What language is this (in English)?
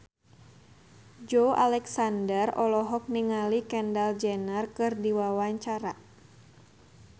Sundanese